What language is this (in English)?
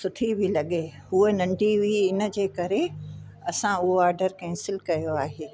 Sindhi